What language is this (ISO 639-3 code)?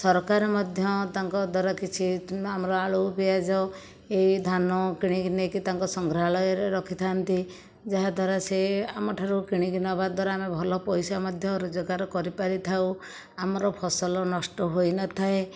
ori